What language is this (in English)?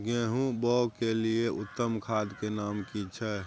Maithili